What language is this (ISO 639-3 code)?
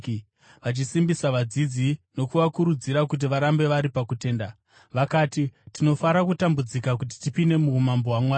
sna